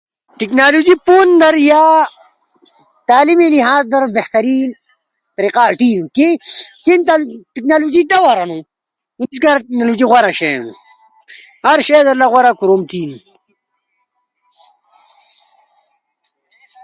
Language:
Ushojo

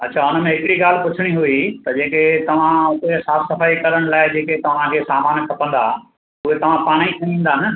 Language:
Sindhi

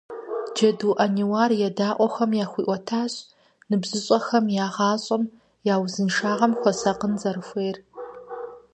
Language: Kabardian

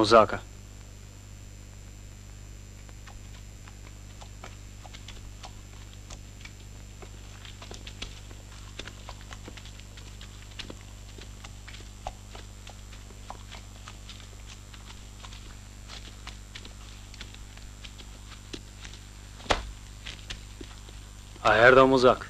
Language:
Romanian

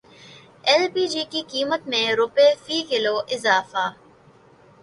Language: Urdu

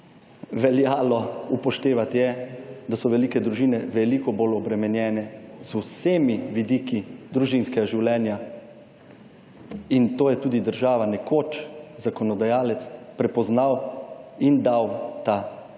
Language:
Slovenian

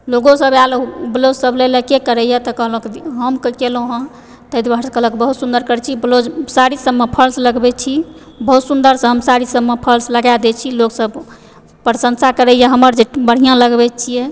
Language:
Maithili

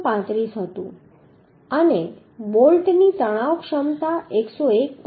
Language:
Gujarati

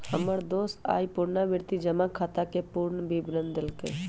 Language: Magahi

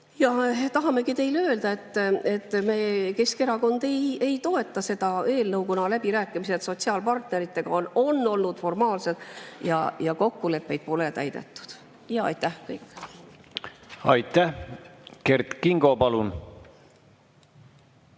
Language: Estonian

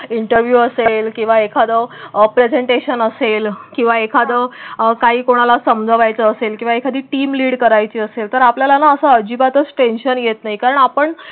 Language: Marathi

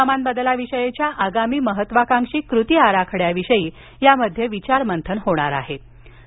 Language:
Marathi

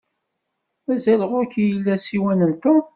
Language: Kabyle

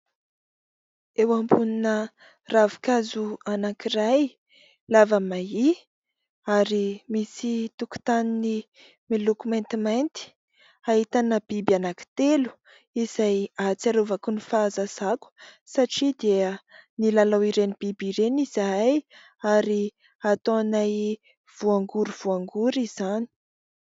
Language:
Malagasy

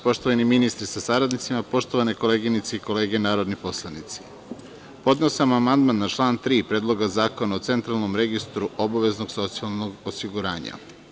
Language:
Serbian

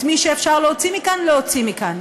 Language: Hebrew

